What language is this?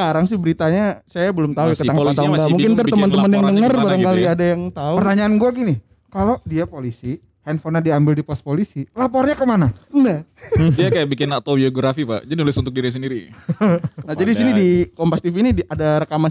Indonesian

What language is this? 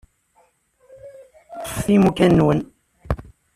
Kabyle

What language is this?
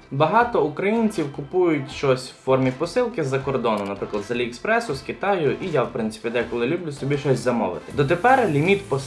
Ukrainian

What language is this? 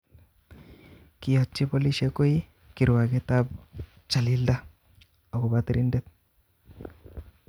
Kalenjin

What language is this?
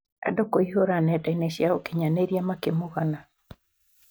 Kikuyu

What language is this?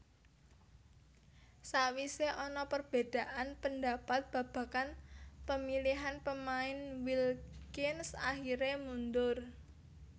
Javanese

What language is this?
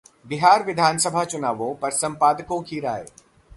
Hindi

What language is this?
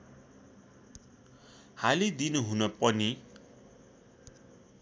Nepali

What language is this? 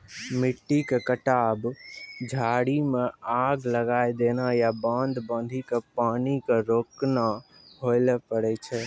Maithili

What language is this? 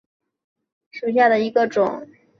Chinese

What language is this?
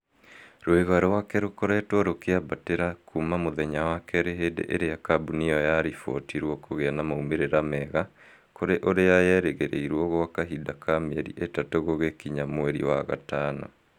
Kikuyu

